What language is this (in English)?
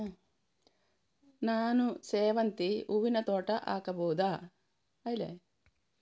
Kannada